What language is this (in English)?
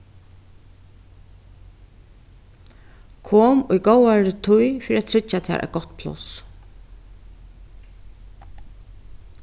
Faroese